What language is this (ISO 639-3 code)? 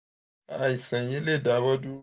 yor